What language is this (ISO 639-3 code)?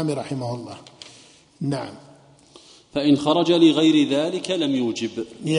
ara